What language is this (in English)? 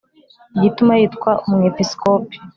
Kinyarwanda